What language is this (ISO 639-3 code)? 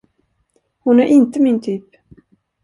swe